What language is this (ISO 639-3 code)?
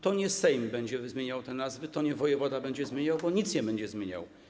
pol